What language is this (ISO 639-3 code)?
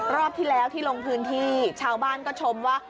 tha